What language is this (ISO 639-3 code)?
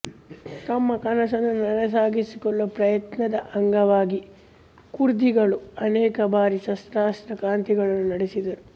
kan